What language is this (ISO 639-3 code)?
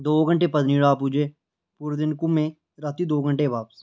doi